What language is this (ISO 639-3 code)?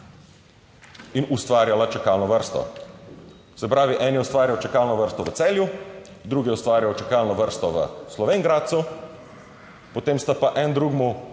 slv